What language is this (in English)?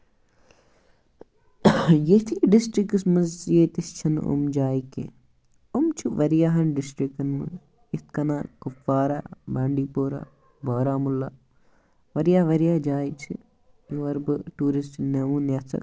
Kashmiri